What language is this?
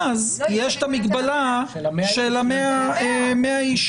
Hebrew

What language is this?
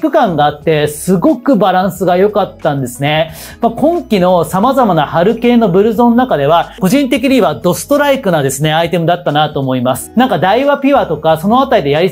Japanese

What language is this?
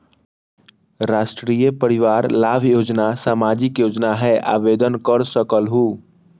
Magahi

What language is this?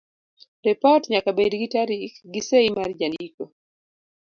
Luo (Kenya and Tanzania)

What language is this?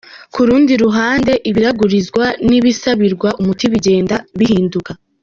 Kinyarwanda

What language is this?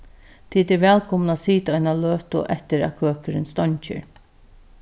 Faroese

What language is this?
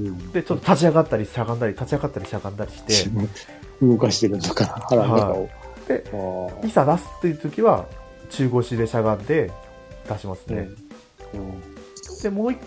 Japanese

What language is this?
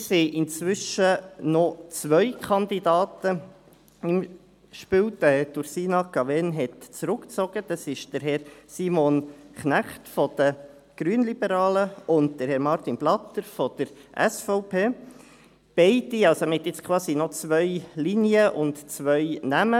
Swiss German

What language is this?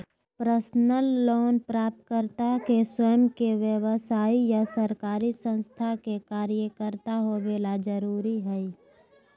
Magahi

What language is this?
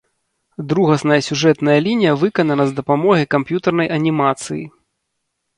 Belarusian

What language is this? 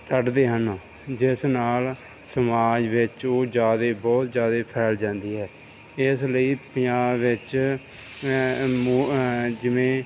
Punjabi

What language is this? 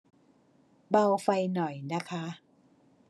Thai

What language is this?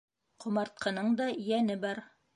Bashkir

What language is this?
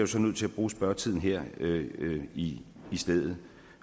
Danish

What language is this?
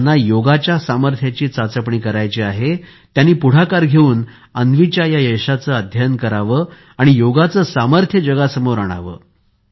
Marathi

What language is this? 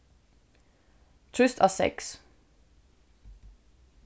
Faroese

